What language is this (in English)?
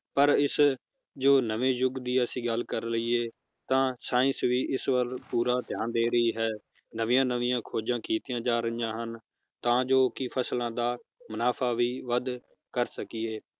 Punjabi